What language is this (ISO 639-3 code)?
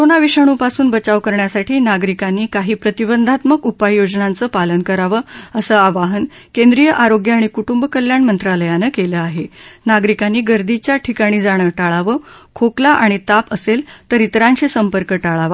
mar